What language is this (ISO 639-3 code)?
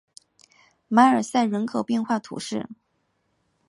zho